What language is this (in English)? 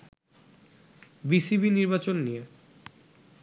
Bangla